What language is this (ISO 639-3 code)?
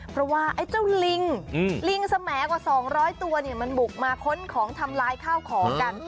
tha